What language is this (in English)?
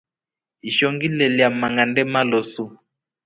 Rombo